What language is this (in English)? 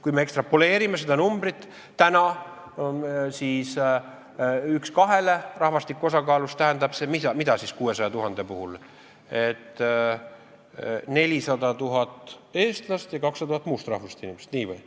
Estonian